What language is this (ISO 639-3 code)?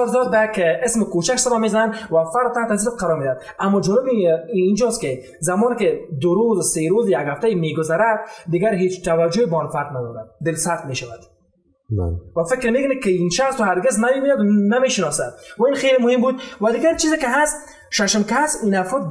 fas